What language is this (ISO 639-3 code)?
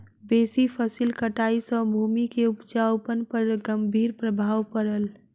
mai